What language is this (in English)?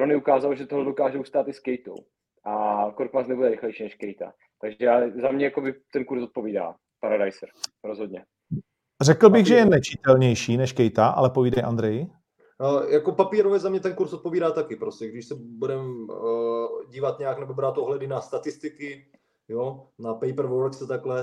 Czech